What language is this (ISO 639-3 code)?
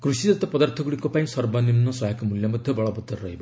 ori